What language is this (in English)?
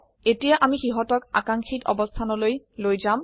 Assamese